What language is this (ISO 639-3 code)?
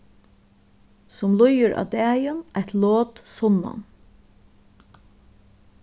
fao